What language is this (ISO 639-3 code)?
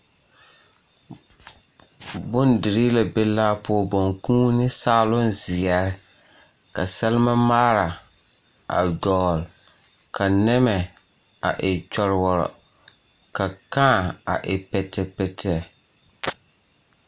dga